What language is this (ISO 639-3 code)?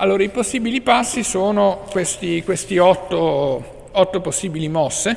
ita